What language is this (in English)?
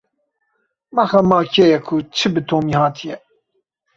Kurdish